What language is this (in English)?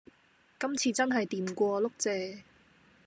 Cantonese